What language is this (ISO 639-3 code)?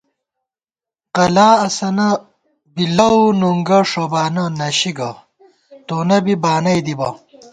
gwt